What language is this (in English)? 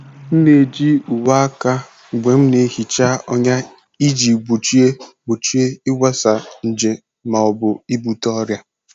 Igbo